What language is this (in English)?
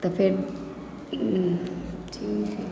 Maithili